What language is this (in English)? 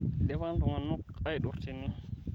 Masai